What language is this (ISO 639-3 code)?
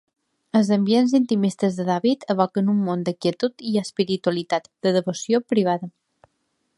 cat